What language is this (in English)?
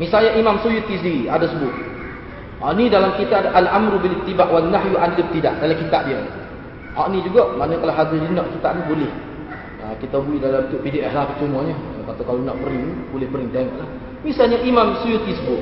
Malay